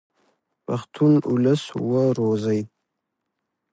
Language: Pashto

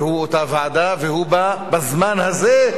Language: Hebrew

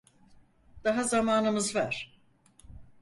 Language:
Turkish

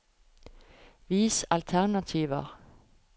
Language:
Norwegian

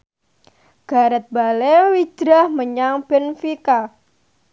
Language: Javanese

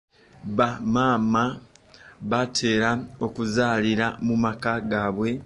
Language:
Ganda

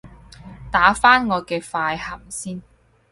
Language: Cantonese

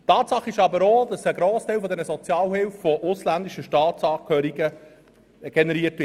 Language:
Swiss German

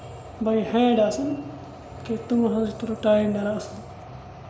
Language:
Kashmiri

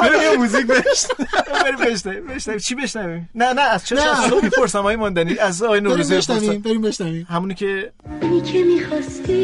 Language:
Persian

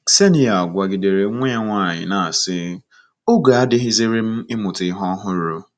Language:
Igbo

